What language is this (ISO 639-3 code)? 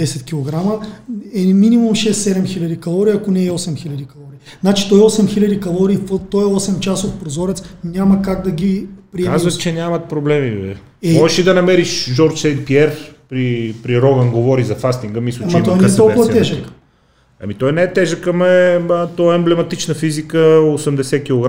bul